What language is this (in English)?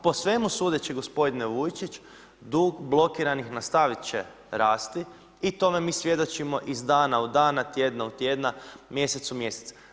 Croatian